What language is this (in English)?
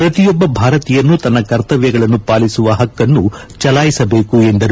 Kannada